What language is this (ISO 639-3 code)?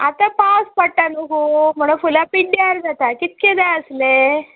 kok